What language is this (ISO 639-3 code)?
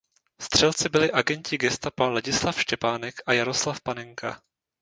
ces